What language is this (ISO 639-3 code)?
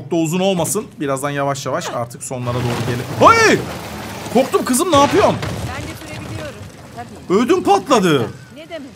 tur